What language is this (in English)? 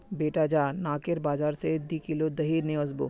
Magahi